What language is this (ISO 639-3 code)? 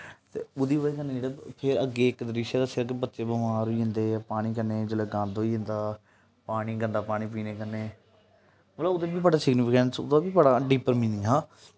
doi